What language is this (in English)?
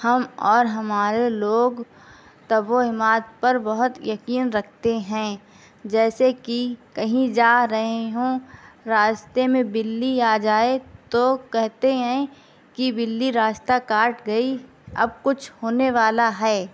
Urdu